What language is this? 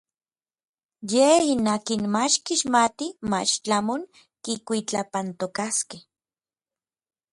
Orizaba Nahuatl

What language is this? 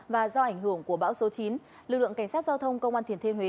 Vietnamese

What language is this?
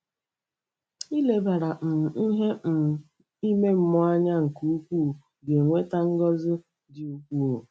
Igbo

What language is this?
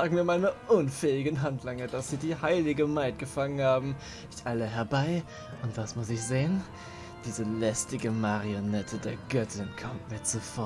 German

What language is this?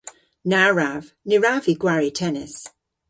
Cornish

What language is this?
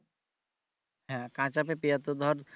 Bangla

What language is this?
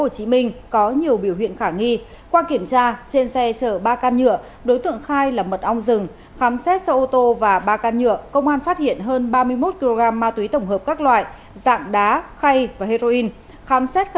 Vietnamese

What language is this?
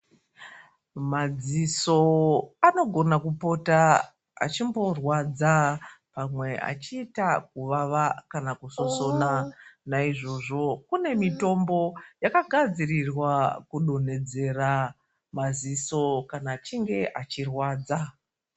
Ndau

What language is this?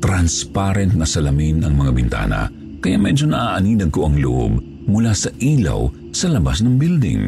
Filipino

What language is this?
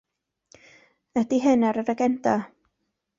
Welsh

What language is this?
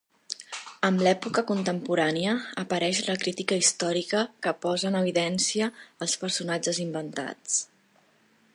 Catalan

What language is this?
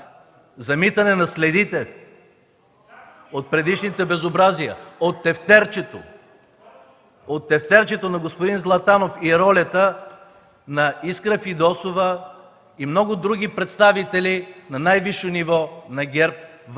Bulgarian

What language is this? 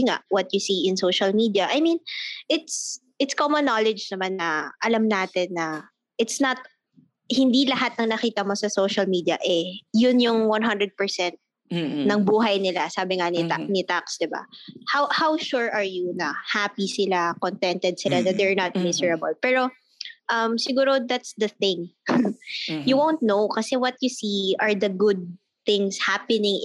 Filipino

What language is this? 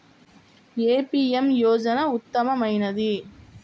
Telugu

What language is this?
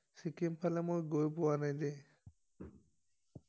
Assamese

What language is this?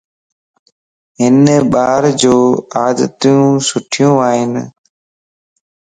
Lasi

